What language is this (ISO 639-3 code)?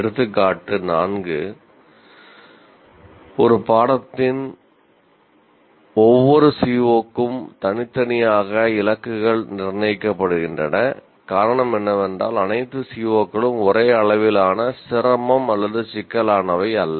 tam